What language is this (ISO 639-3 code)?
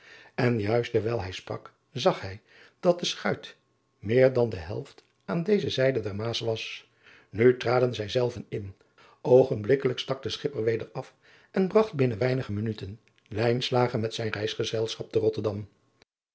nld